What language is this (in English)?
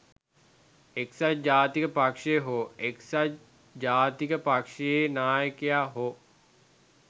Sinhala